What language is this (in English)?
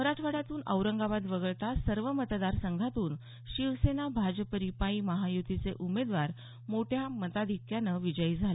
Marathi